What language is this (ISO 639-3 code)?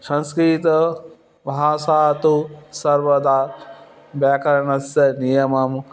san